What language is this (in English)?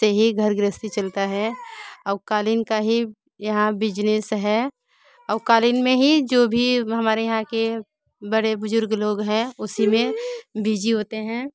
Hindi